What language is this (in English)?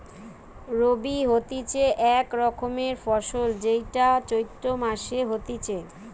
Bangla